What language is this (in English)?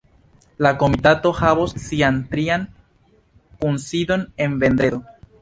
Esperanto